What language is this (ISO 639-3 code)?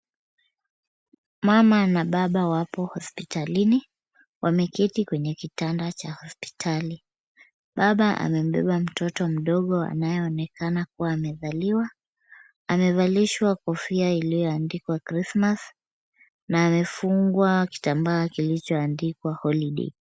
swa